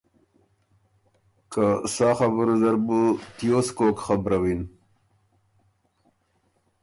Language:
Ormuri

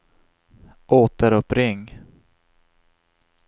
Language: Swedish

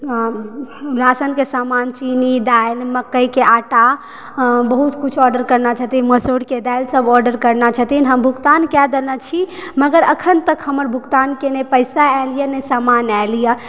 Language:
Maithili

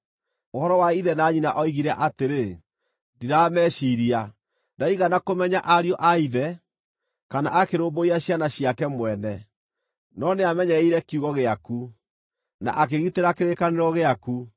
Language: Kikuyu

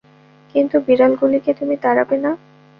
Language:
Bangla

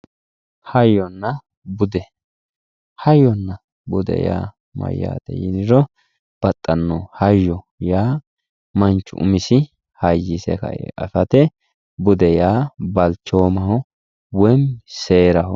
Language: Sidamo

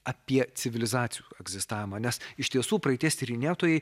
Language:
Lithuanian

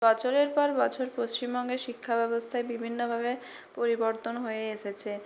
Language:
Bangla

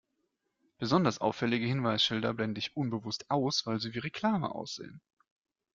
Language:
German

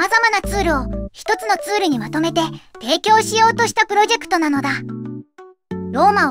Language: Japanese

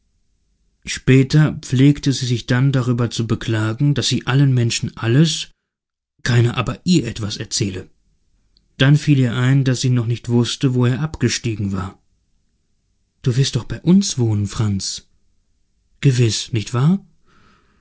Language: German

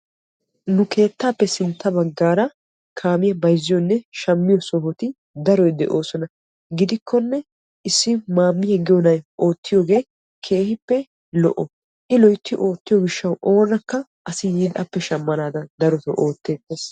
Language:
Wolaytta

